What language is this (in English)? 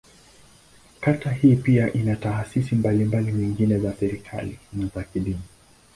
Swahili